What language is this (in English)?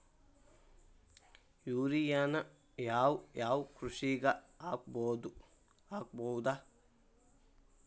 Kannada